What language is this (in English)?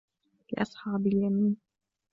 Arabic